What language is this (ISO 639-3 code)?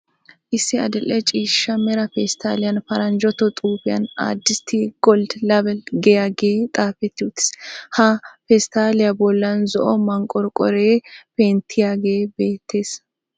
wal